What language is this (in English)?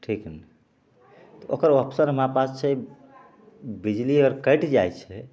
Maithili